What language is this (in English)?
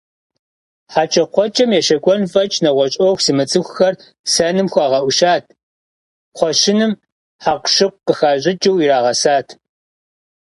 Kabardian